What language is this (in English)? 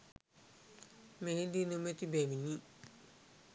Sinhala